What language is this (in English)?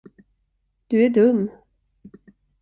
Swedish